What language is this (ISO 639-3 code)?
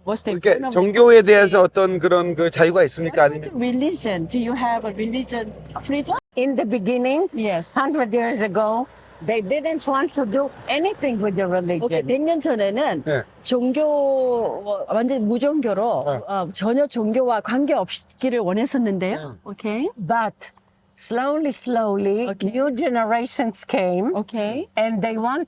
kor